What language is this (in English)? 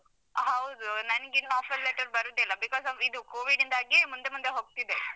Kannada